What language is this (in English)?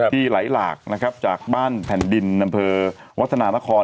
Thai